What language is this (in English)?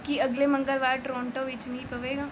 Punjabi